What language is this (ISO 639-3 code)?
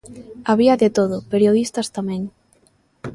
glg